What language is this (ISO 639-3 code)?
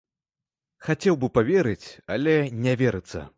bel